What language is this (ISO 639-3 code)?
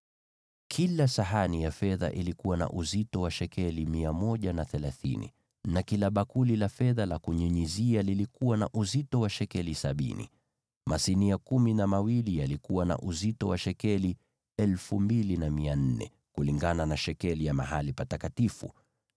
swa